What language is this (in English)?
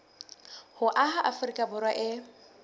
Southern Sotho